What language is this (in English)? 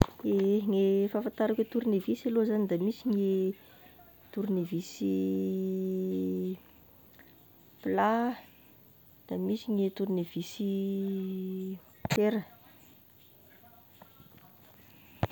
Tesaka Malagasy